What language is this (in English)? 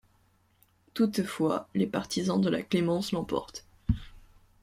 French